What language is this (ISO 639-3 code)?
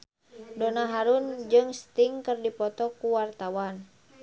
sun